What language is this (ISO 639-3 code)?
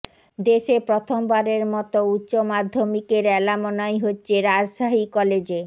ben